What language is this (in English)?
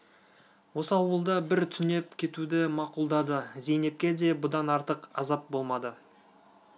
Kazakh